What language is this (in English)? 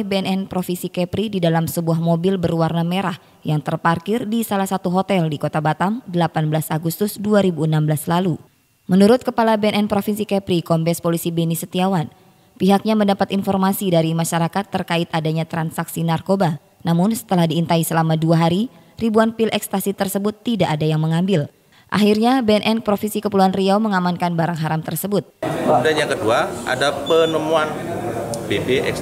Indonesian